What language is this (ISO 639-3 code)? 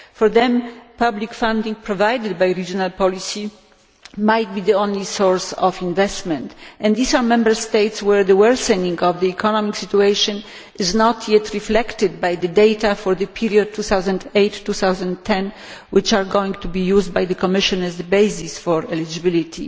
eng